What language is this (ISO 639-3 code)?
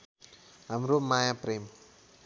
nep